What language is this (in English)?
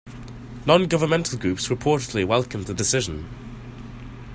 English